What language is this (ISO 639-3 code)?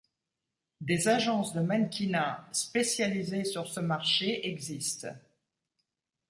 fra